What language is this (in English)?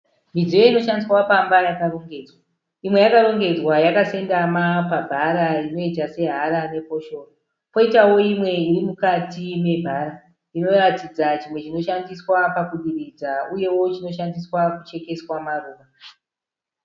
Shona